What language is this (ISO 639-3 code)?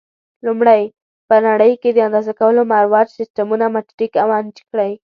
pus